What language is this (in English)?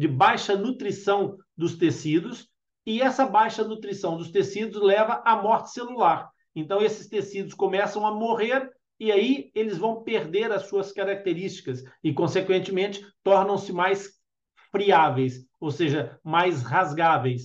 Portuguese